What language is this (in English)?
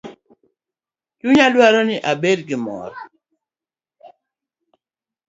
Luo (Kenya and Tanzania)